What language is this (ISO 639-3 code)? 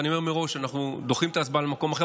heb